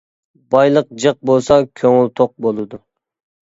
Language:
Uyghur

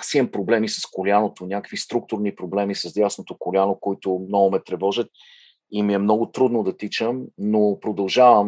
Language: Bulgarian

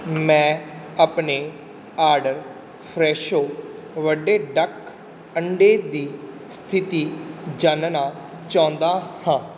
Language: Punjabi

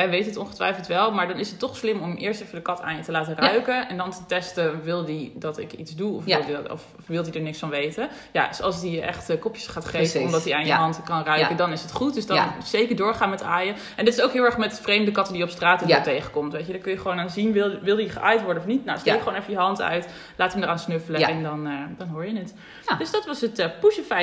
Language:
Dutch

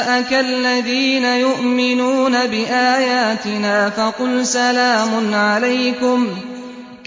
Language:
Arabic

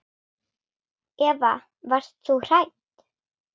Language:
Icelandic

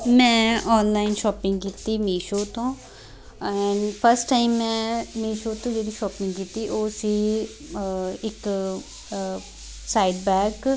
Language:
Punjabi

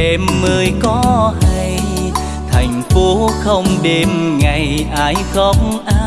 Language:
Vietnamese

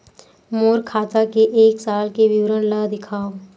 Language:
Chhattisgarhi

